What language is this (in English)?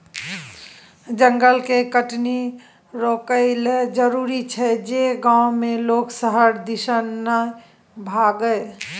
Maithili